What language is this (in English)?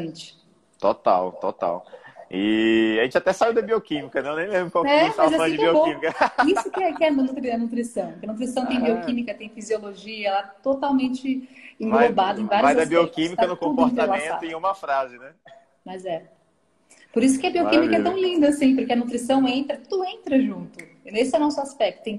Portuguese